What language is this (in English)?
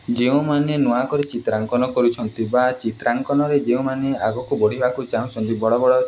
Odia